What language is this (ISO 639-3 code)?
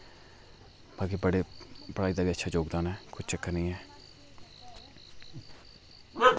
doi